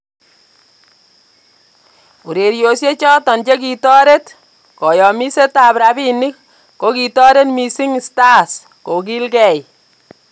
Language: Kalenjin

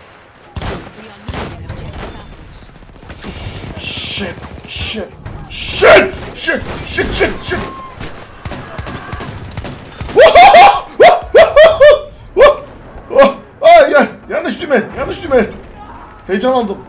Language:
Turkish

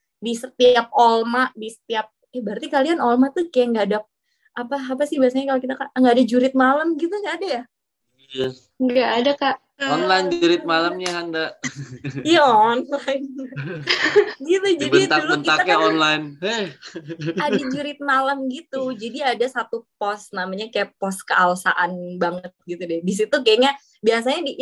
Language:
Indonesian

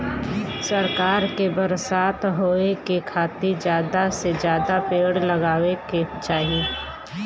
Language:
Bhojpuri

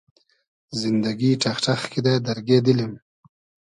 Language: Hazaragi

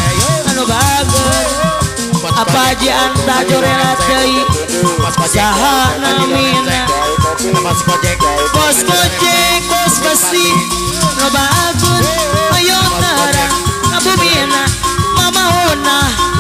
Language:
Indonesian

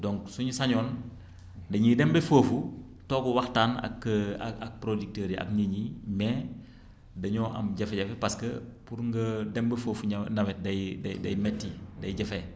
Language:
Wolof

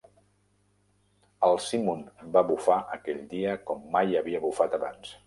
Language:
Catalan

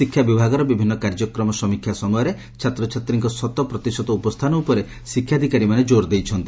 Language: Odia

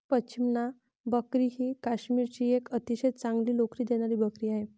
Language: Marathi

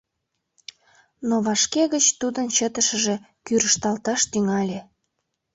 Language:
Mari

